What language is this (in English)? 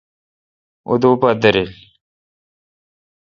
Kalkoti